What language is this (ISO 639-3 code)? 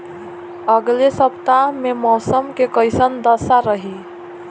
bho